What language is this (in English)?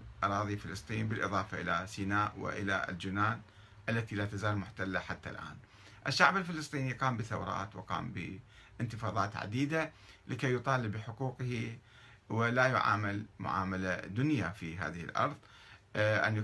Arabic